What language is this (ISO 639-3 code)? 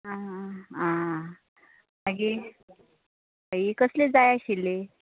kok